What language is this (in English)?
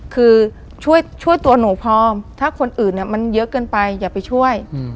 Thai